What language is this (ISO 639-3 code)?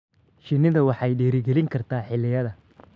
som